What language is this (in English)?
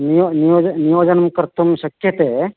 Sanskrit